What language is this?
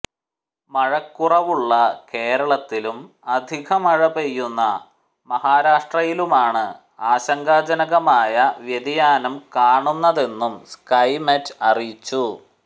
Malayalam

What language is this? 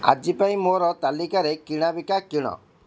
Odia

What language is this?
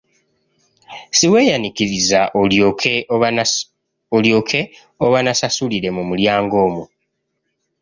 Ganda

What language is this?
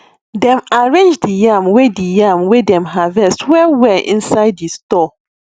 Nigerian Pidgin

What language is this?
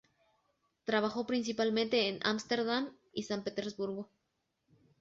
Spanish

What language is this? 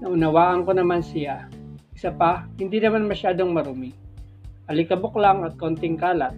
Filipino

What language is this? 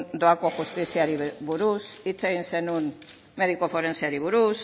Basque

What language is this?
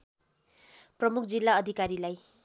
Nepali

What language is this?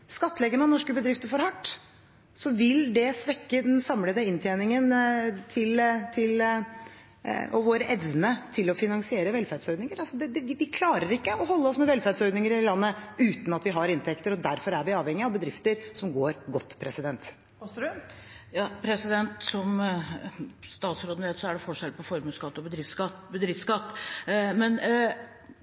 Norwegian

